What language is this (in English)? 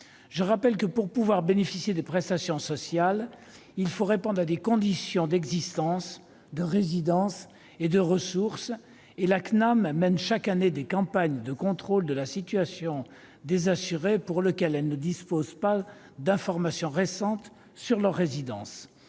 French